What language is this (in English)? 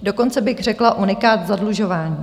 Czech